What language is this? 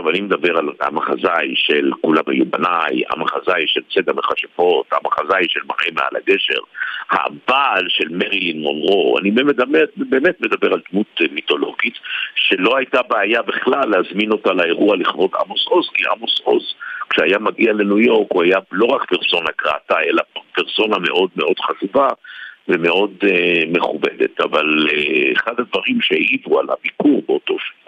Hebrew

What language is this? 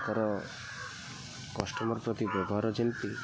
Odia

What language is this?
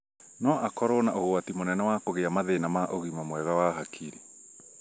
Kikuyu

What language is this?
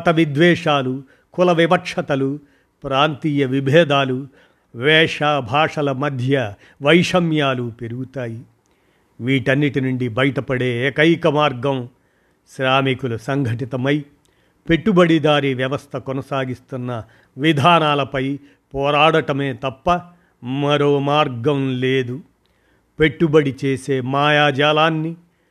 Telugu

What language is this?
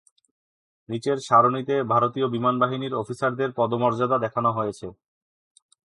Bangla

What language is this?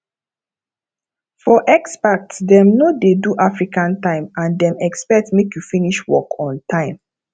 Nigerian Pidgin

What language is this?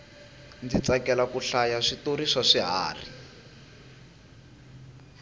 Tsonga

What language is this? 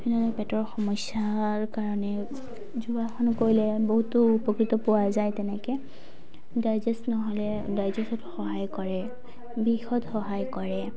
Assamese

